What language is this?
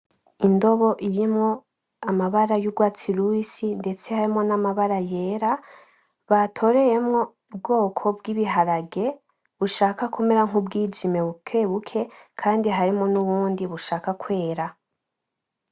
Rundi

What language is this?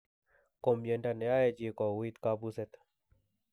Kalenjin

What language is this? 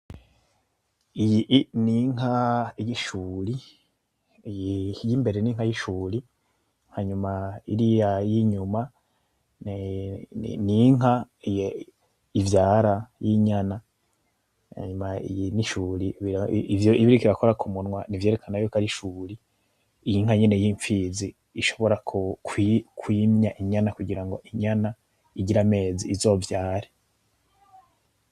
Rundi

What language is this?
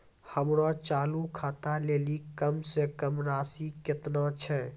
Maithili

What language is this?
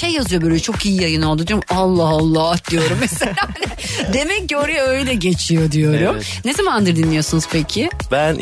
Turkish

